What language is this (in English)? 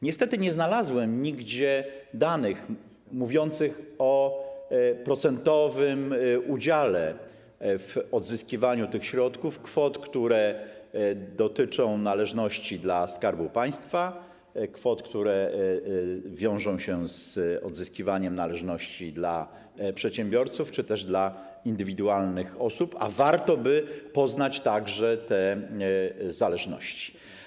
Polish